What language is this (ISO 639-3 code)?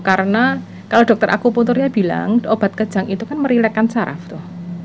ind